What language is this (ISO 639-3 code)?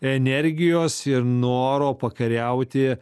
lit